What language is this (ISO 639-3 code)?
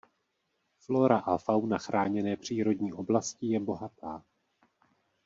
ces